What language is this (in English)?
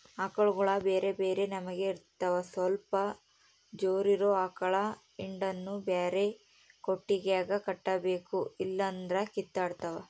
Kannada